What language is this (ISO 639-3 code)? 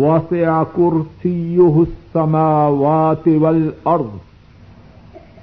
urd